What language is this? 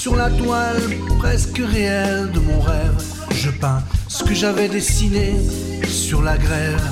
French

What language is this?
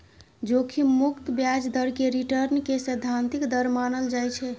Maithili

